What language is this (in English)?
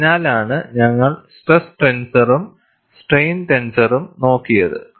Malayalam